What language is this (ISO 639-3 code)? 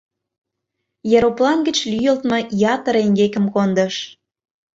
chm